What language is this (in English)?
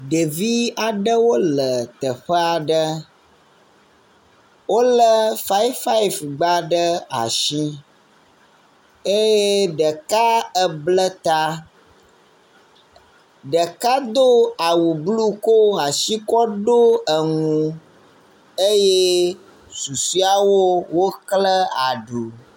Ewe